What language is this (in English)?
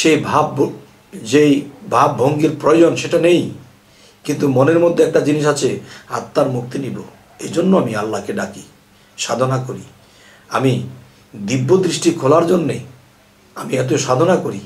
Bangla